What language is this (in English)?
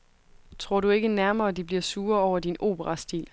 Danish